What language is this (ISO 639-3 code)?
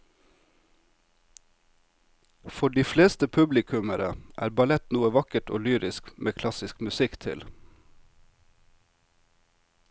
nor